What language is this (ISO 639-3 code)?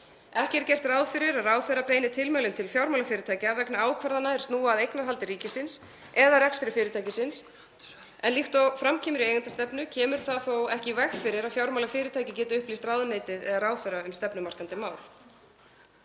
isl